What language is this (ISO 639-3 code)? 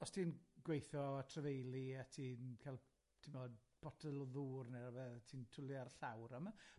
cym